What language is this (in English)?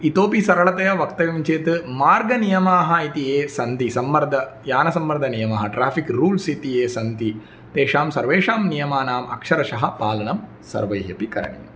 Sanskrit